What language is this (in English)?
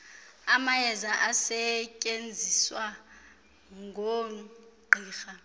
Xhosa